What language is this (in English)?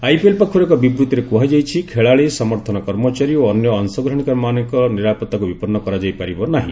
Odia